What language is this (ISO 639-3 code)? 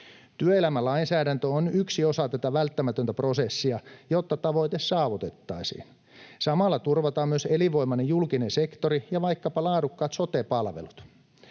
fin